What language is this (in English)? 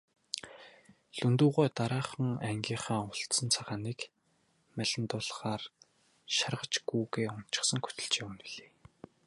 Mongolian